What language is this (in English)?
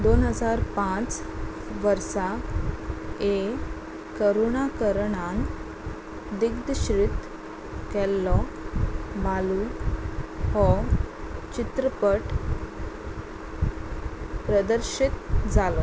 Konkani